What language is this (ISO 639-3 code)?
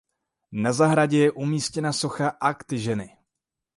ces